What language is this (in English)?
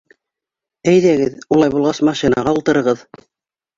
Bashkir